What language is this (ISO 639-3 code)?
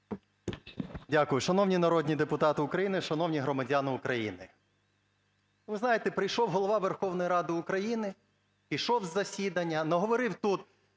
ukr